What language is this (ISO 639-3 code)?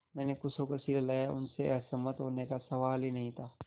hin